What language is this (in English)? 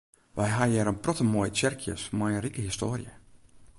Western Frisian